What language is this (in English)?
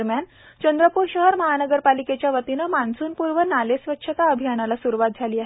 Marathi